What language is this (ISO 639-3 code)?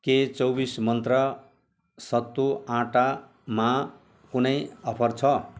nep